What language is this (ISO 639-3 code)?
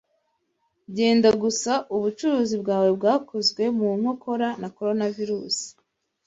kin